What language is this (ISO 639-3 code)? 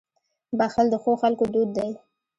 pus